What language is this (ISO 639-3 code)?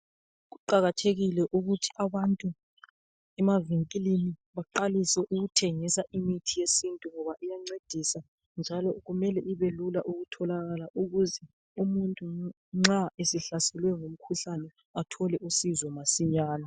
nde